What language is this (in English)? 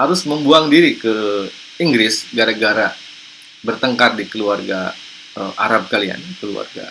Indonesian